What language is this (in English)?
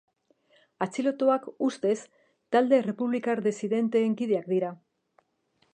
Basque